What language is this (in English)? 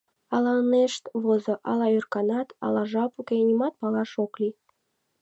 Mari